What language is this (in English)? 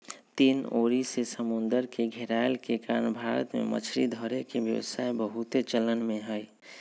Magahi